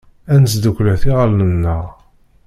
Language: Kabyle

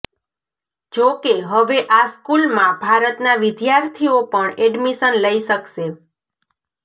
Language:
Gujarati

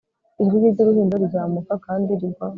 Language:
Kinyarwanda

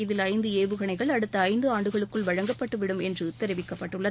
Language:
Tamil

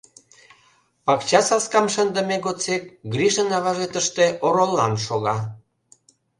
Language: Mari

